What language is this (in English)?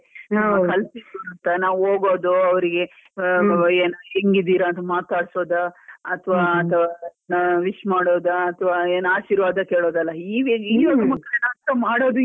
Kannada